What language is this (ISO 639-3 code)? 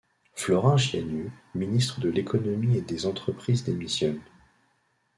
fra